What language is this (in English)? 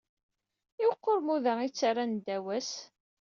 Kabyle